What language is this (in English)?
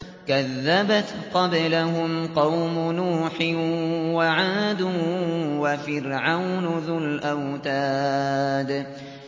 Arabic